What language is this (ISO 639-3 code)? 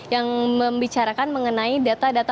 ind